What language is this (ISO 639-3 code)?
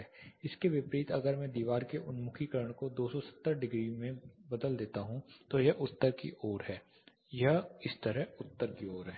hin